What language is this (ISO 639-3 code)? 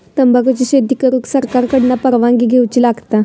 mar